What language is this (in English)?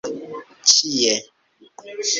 Esperanto